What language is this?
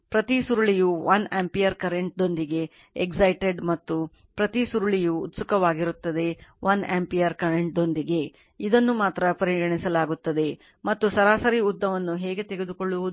Kannada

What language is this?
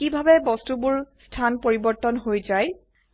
Assamese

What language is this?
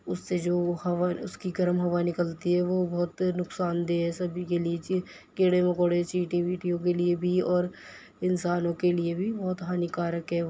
Urdu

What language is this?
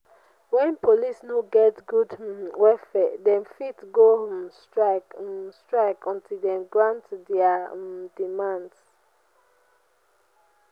Nigerian Pidgin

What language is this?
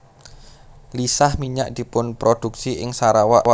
Javanese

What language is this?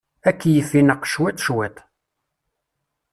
Kabyle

